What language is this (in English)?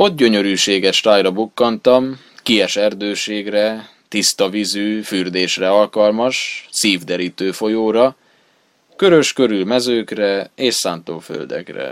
Hungarian